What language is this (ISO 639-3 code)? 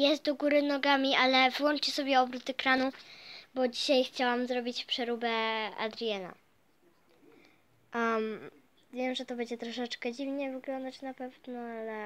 pol